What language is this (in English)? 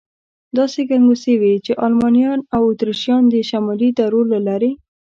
Pashto